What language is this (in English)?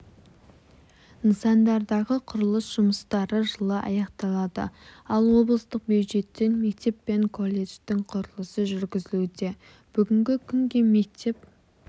Kazakh